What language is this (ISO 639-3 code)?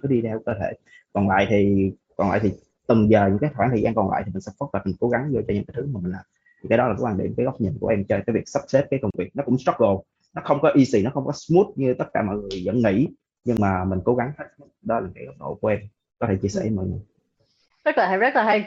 vie